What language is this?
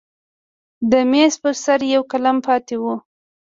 Pashto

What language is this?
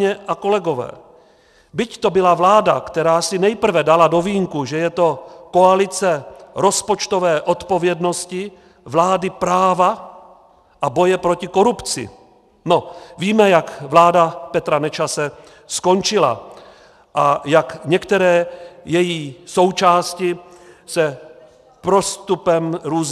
Czech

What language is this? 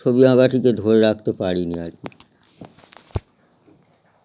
Bangla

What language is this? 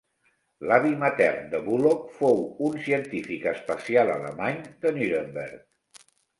Catalan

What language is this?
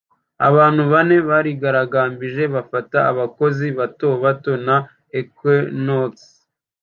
Kinyarwanda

